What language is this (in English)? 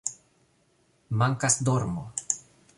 Esperanto